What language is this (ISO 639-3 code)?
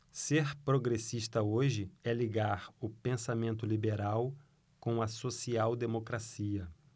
por